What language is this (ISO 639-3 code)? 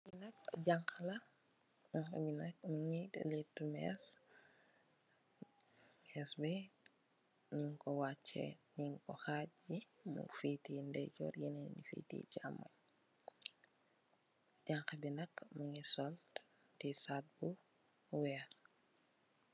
wol